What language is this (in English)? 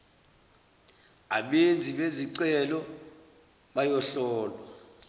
Zulu